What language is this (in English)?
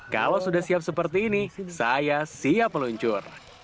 Indonesian